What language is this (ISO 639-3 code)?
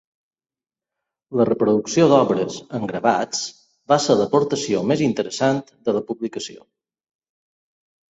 cat